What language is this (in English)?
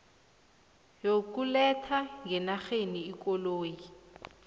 South Ndebele